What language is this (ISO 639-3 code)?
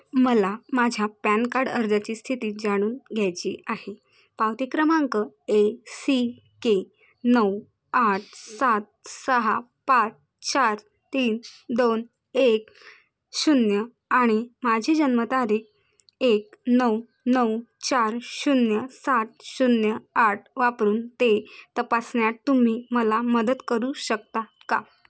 mar